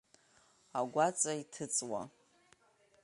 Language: Abkhazian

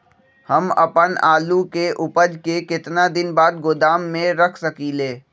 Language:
Magahi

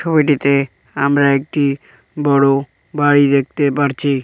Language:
Bangla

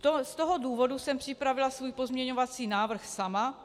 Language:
Czech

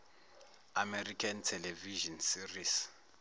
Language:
Zulu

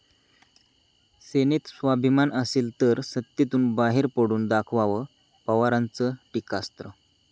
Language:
Marathi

